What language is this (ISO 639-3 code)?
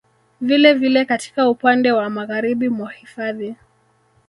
swa